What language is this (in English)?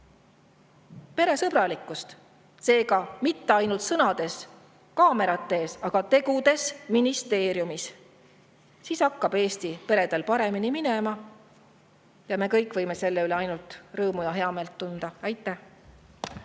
Estonian